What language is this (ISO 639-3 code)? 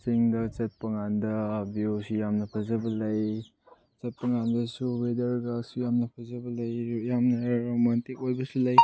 mni